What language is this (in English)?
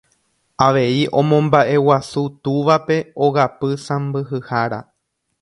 Guarani